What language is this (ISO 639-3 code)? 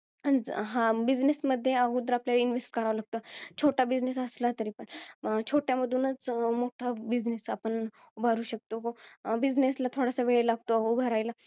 mar